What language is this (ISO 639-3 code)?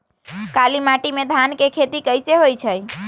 mag